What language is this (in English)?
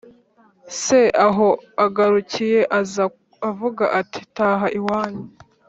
Kinyarwanda